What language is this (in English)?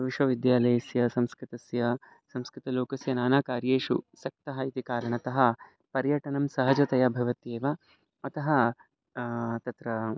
Sanskrit